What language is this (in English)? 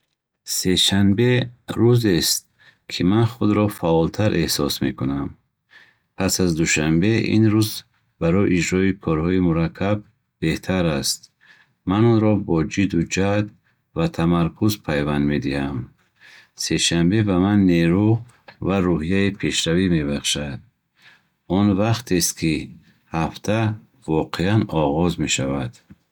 Bukharic